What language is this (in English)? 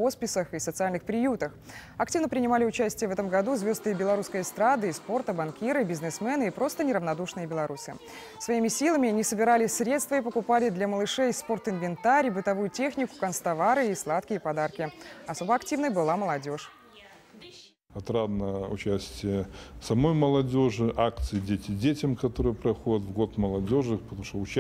Russian